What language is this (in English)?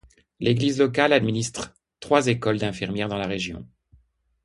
French